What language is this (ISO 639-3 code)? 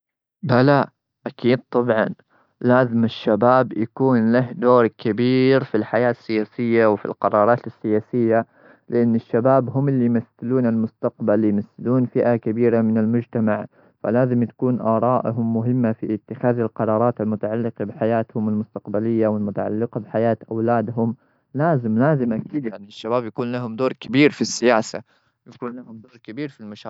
afb